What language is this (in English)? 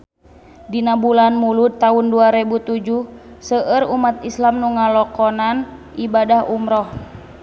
Sundanese